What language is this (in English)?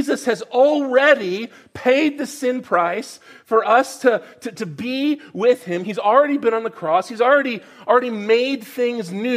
English